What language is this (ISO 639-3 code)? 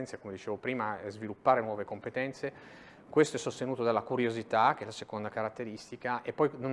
ita